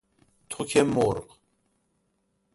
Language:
Persian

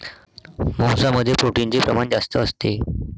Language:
Marathi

